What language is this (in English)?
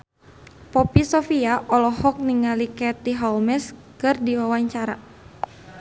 Sundanese